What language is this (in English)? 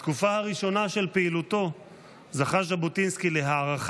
Hebrew